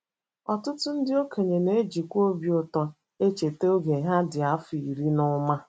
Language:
Igbo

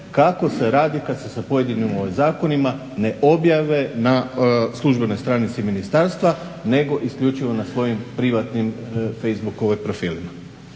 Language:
Croatian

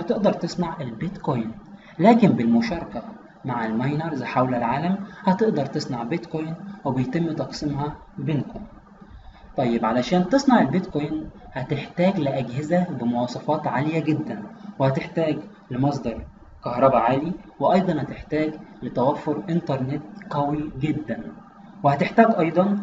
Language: Arabic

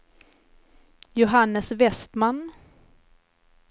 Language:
Swedish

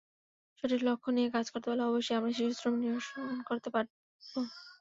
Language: Bangla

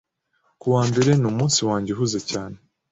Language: Kinyarwanda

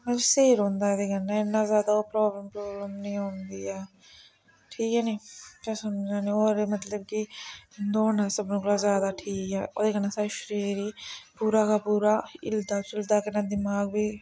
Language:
Dogri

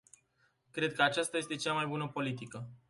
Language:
Romanian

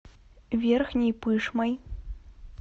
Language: Russian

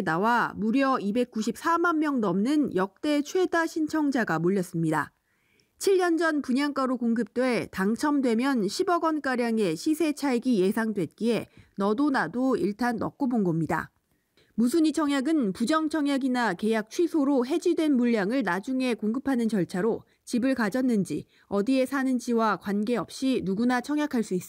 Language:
Korean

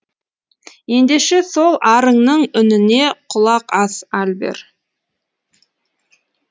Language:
Kazakh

